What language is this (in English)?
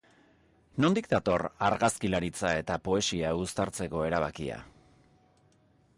Basque